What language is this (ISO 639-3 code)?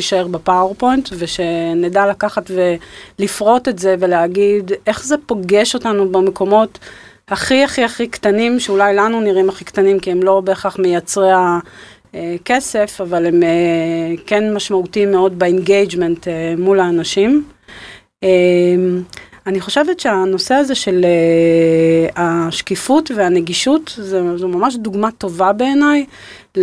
heb